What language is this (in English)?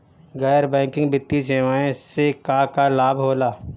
Bhojpuri